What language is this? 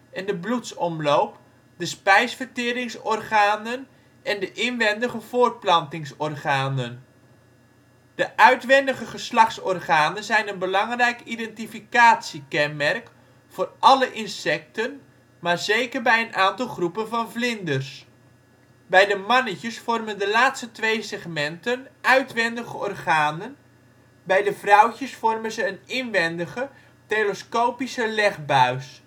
Dutch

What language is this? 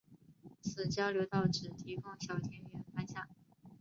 Chinese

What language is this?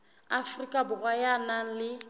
Southern Sotho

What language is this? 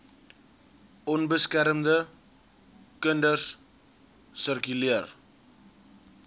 Afrikaans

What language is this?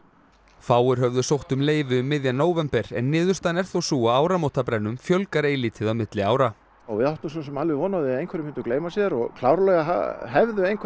Icelandic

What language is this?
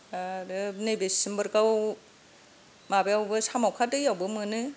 Bodo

